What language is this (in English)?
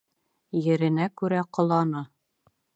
Bashkir